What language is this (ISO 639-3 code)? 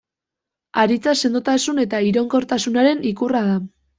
eus